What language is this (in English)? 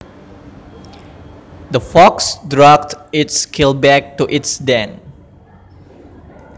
Javanese